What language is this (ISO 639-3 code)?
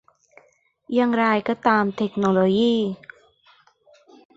tha